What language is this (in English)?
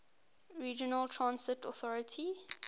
English